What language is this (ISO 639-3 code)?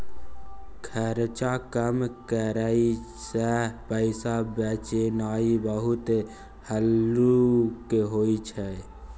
mai